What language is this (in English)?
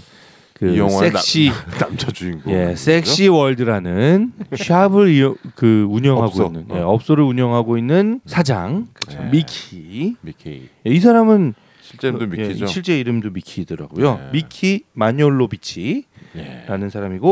Korean